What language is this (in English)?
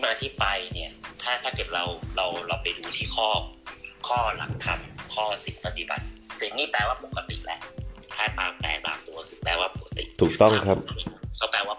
Thai